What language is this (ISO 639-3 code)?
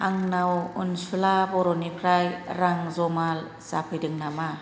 brx